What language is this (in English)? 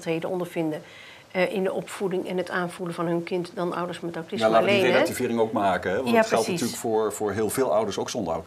Dutch